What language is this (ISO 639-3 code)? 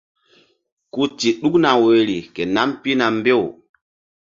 mdd